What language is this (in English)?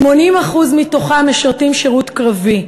Hebrew